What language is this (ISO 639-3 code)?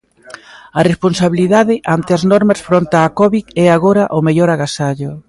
glg